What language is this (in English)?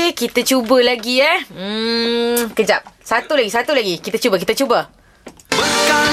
Malay